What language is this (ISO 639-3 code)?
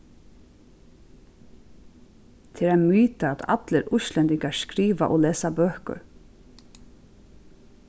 fao